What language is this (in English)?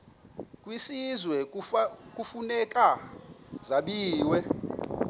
Xhosa